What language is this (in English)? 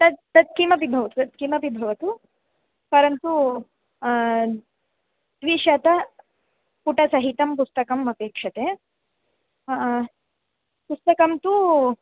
Sanskrit